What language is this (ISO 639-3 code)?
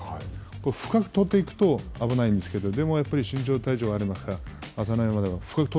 jpn